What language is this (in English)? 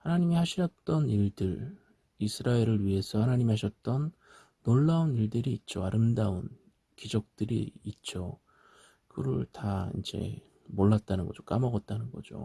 Korean